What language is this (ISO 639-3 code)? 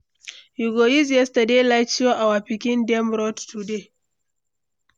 pcm